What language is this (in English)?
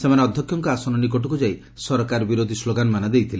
Odia